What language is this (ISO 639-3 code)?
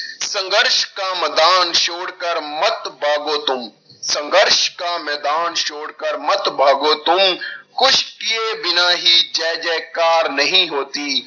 pan